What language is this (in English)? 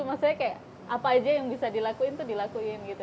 Indonesian